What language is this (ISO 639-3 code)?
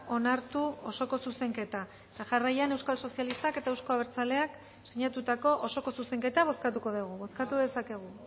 eus